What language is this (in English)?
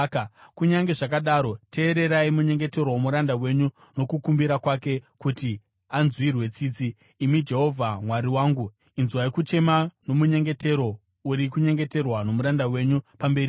Shona